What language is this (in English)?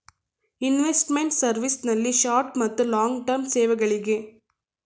Kannada